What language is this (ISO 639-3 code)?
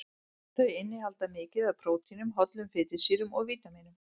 isl